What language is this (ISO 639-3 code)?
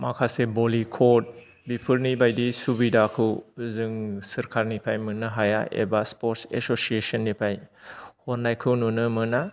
brx